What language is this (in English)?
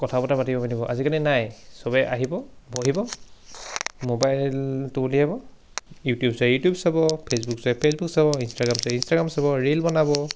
Assamese